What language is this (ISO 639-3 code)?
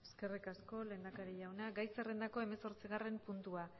eus